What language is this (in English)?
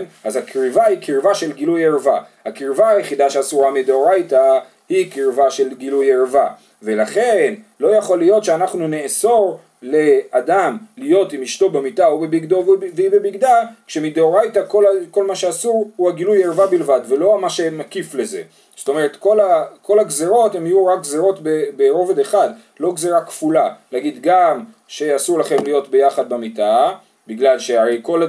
Hebrew